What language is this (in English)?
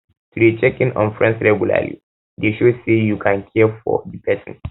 Nigerian Pidgin